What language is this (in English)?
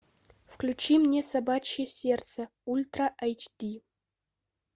Russian